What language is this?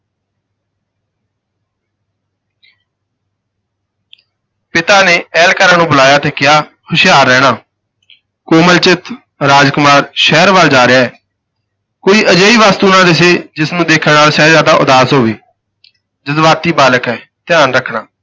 Punjabi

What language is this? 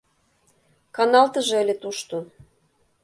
Mari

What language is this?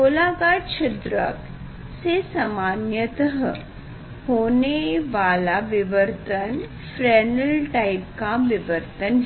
Hindi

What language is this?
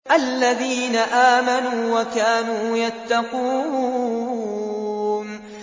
Arabic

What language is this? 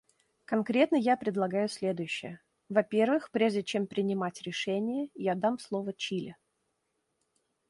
Russian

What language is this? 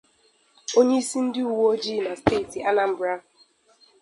Igbo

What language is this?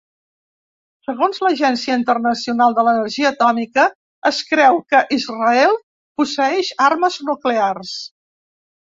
Catalan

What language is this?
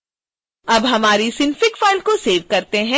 Hindi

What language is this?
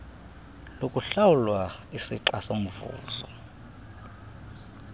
Xhosa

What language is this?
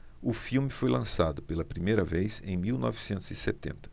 Portuguese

